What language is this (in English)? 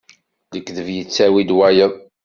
Kabyle